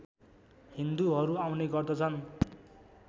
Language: Nepali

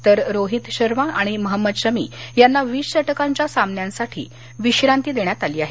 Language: Marathi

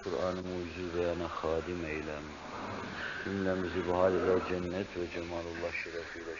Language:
Turkish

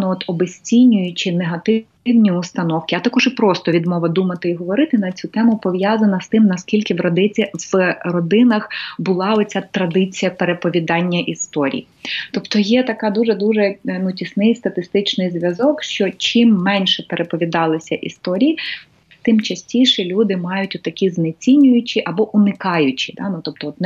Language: Ukrainian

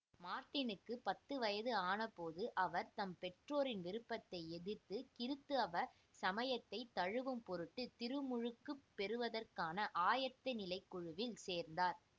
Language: Tamil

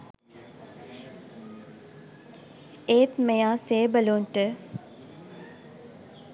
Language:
Sinhala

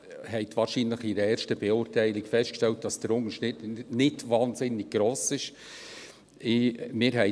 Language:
Swiss German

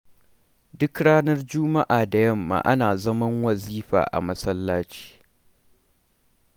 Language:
Hausa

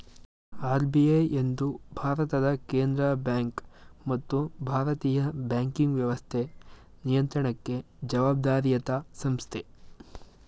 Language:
Kannada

